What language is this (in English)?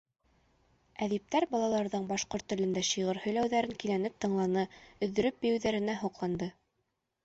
Bashkir